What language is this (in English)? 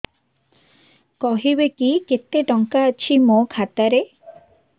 Odia